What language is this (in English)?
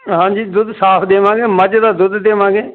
Punjabi